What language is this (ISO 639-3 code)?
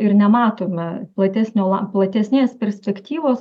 lit